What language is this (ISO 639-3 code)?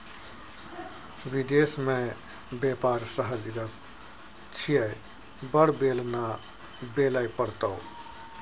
mai